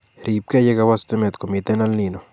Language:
Kalenjin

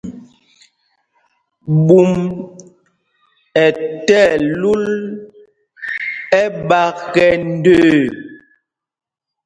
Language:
Mpumpong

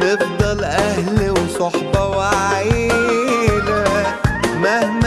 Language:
Arabic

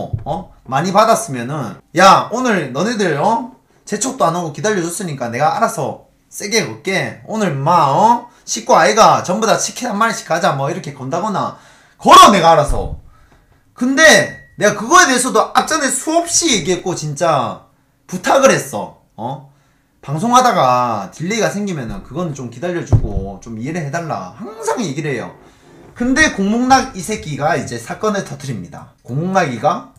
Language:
Korean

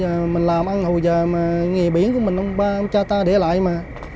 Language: Vietnamese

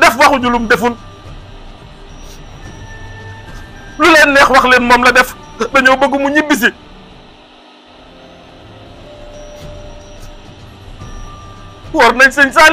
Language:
Indonesian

